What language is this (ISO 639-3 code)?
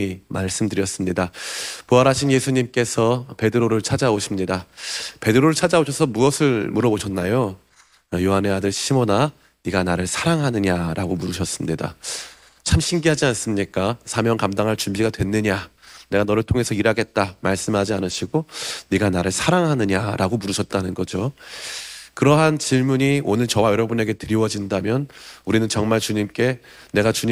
kor